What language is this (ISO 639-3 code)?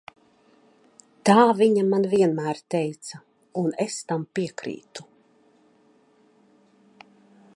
lav